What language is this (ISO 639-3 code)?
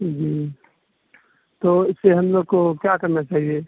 urd